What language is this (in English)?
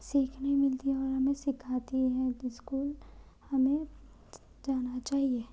Urdu